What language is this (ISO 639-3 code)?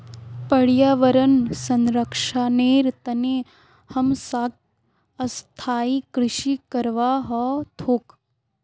mag